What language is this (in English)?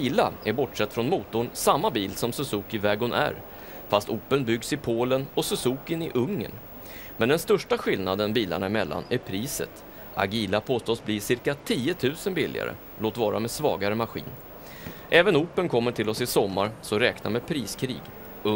Swedish